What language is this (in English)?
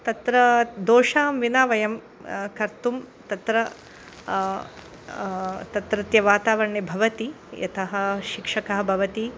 Sanskrit